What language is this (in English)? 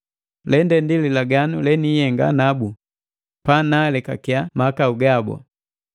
Matengo